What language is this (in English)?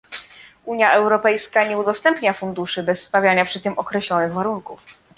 Polish